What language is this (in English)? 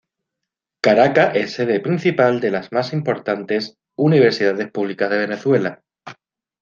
Spanish